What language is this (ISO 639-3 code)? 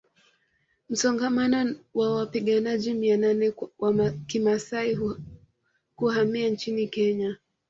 swa